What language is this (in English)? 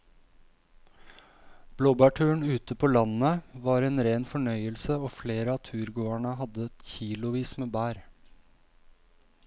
Norwegian